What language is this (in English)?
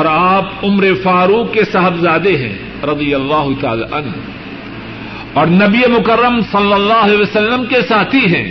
Urdu